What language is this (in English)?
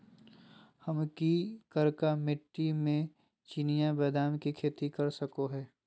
Magahi